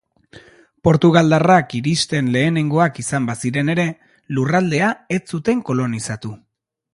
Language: Basque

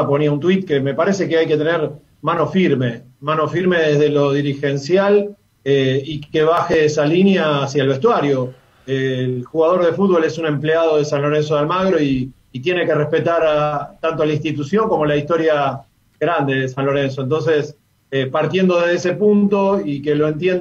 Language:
Spanish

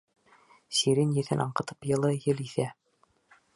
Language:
Bashkir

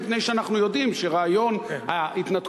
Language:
Hebrew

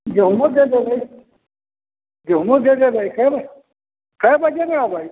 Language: Maithili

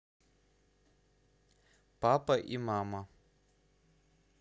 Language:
Russian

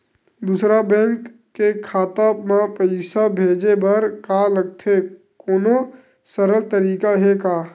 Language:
Chhattisgarhi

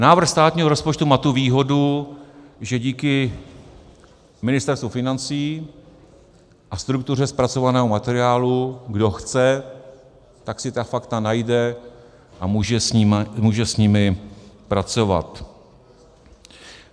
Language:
Czech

